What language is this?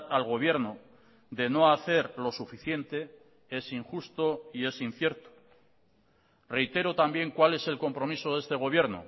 Spanish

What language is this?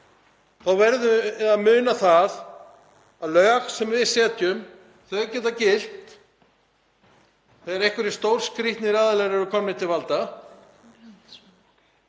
Icelandic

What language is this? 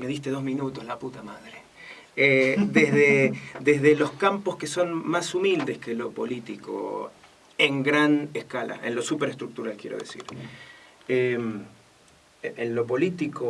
Spanish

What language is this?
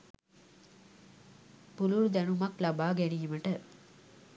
Sinhala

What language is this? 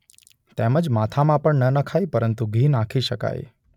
Gujarati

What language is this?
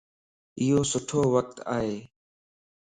Lasi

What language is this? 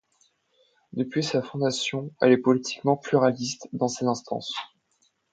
French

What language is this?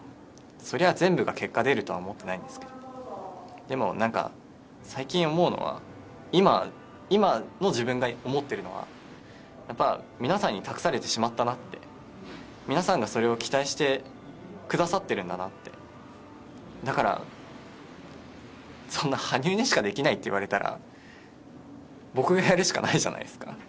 Japanese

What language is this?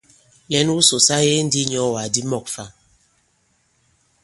Bankon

